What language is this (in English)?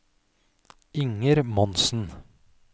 Norwegian